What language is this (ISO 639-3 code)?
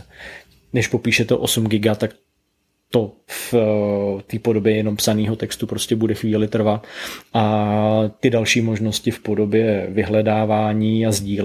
ces